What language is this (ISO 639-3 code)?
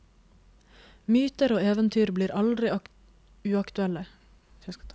nor